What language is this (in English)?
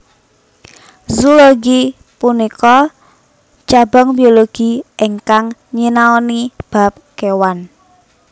Javanese